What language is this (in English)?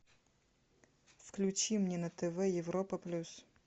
Russian